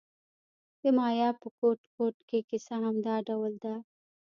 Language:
Pashto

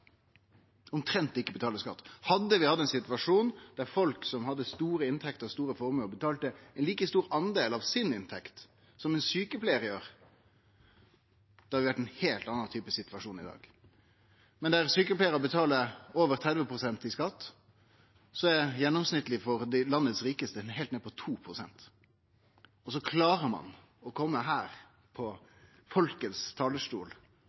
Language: Norwegian Nynorsk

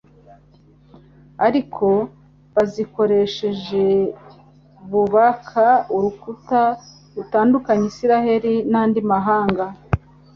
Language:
Kinyarwanda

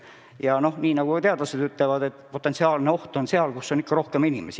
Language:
Estonian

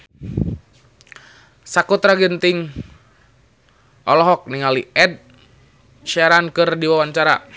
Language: Sundanese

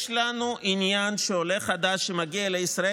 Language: Hebrew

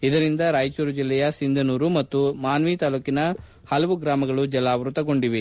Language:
Kannada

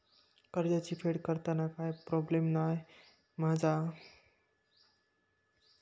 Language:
Marathi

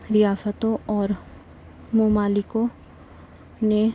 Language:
Urdu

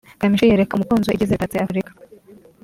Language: Kinyarwanda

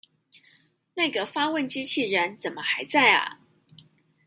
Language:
Chinese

